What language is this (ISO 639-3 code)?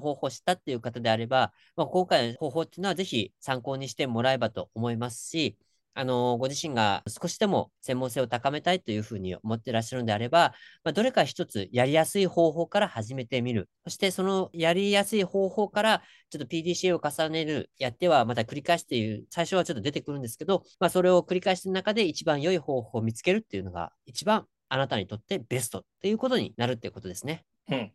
jpn